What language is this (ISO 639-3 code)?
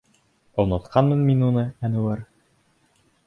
bak